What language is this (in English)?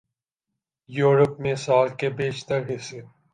Urdu